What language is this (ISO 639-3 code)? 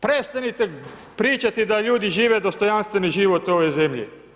hrv